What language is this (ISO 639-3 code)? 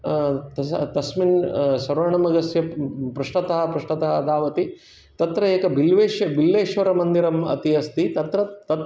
san